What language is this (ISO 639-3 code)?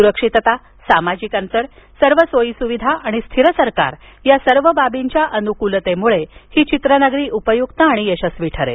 mar